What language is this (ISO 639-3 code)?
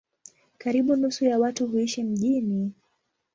swa